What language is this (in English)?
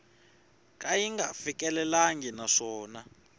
Tsonga